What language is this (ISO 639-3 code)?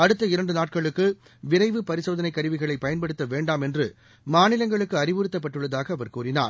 tam